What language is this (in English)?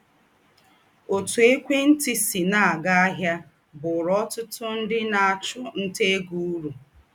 Igbo